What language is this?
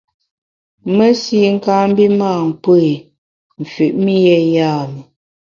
Bamun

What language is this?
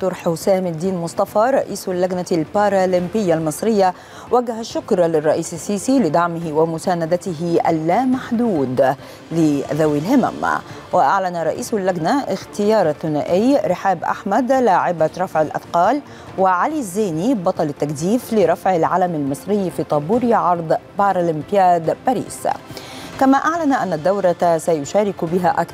Arabic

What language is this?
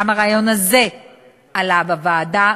Hebrew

